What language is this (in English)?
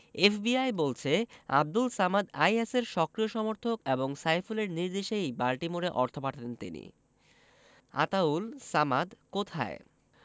Bangla